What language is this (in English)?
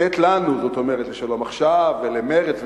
Hebrew